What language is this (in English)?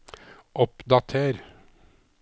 Norwegian